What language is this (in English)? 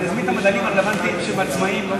Hebrew